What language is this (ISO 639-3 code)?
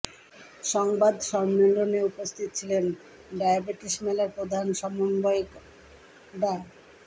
ben